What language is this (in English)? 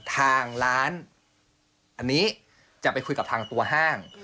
Thai